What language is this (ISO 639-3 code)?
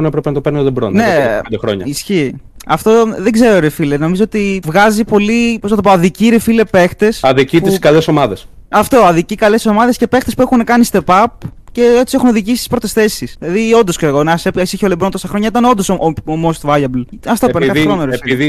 ell